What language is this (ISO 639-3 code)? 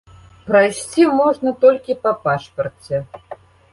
bel